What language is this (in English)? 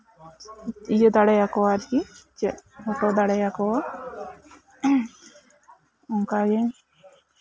Santali